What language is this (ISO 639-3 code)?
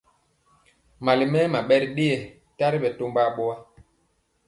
mcx